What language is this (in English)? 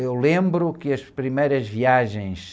Portuguese